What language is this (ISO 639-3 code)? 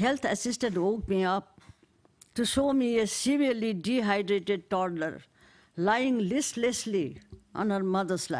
eng